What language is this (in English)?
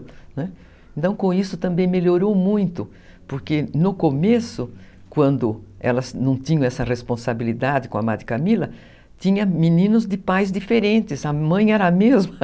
Portuguese